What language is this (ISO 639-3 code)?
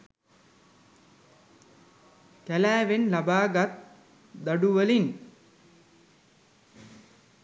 sin